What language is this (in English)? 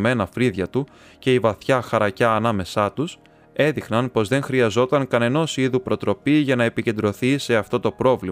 Greek